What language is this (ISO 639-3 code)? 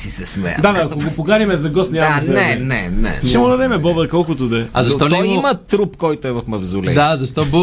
bul